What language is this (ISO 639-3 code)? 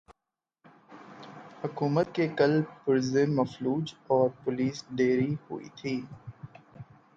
urd